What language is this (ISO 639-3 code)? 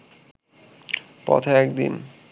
ben